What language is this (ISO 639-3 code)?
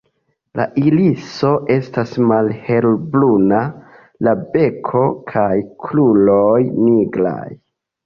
epo